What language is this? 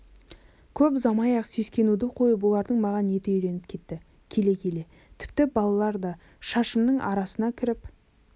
Kazakh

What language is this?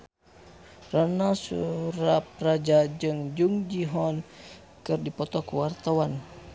Sundanese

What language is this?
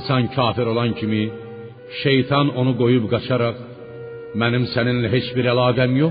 Persian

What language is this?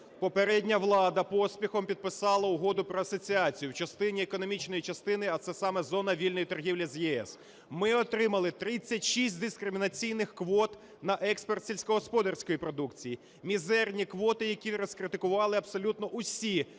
Ukrainian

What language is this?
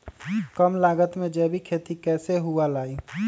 Magahi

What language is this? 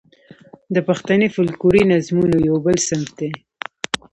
Pashto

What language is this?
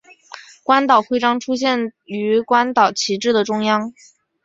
Chinese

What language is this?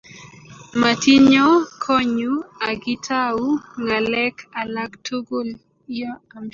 Kalenjin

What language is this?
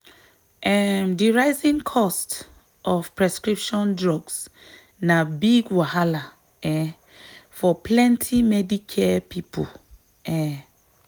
Nigerian Pidgin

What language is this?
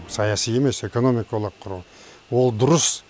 Kazakh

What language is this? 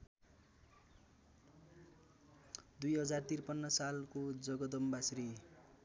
Nepali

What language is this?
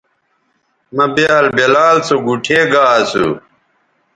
Bateri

